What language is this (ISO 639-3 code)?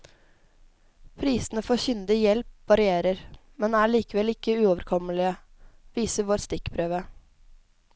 nor